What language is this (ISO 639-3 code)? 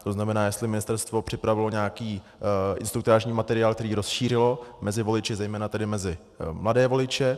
ces